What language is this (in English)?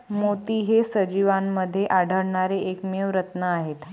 Marathi